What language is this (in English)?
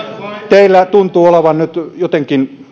Finnish